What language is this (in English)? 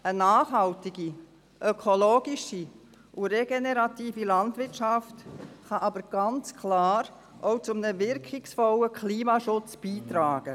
Swiss German